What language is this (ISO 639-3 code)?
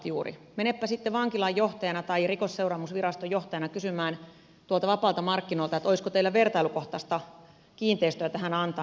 fin